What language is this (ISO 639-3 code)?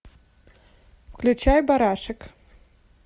rus